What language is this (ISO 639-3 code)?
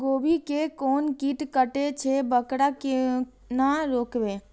mai